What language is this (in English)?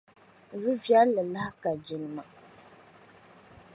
Dagbani